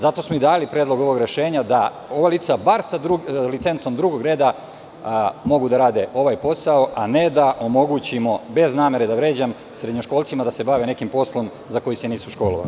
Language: Serbian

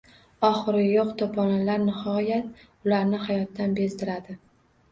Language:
Uzbek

